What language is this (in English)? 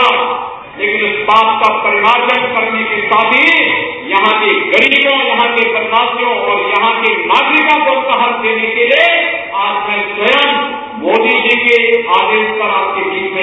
Hindi